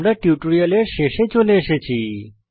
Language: Bangla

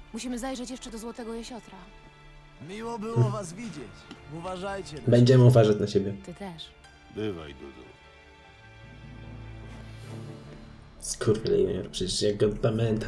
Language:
Polish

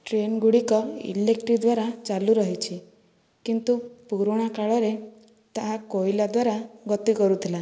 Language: Odia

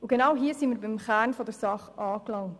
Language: Swiss German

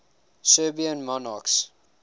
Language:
English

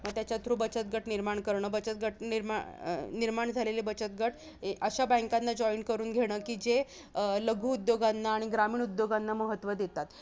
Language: Marathi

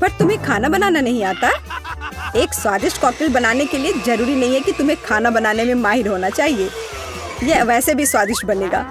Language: Hindi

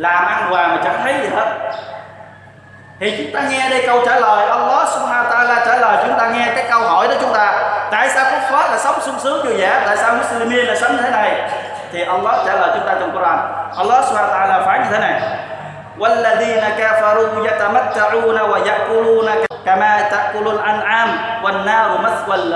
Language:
Vietnamese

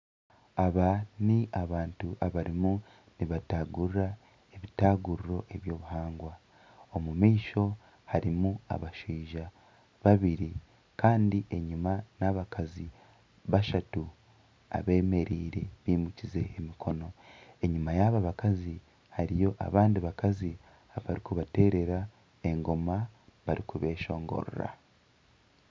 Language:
Nyankole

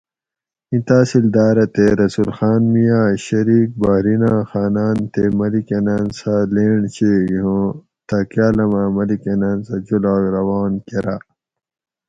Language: Gawri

